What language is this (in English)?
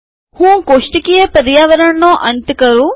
Gujarati